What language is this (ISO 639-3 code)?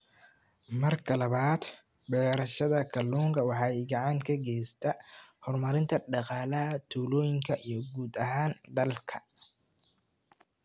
som